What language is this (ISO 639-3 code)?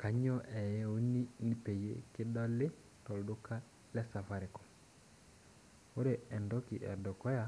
mas